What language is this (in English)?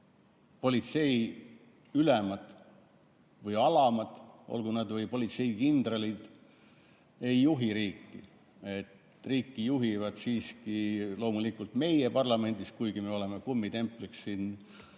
Estonian